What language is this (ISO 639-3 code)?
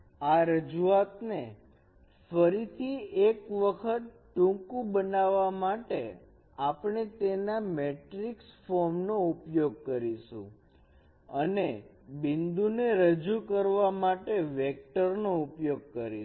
guj